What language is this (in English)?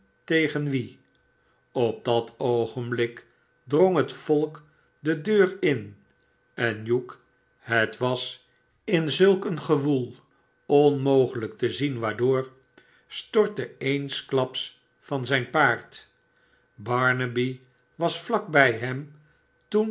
Dutch